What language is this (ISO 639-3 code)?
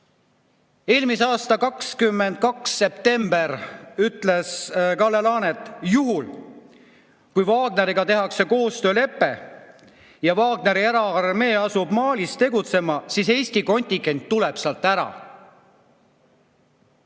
est